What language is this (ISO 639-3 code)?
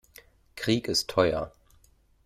deu